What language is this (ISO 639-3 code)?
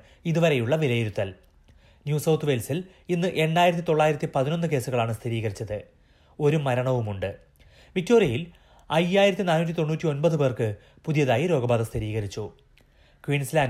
mal